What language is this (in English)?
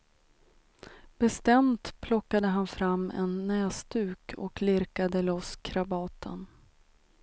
Swedish